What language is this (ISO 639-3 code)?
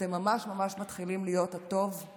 heb